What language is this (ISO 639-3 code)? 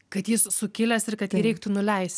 lit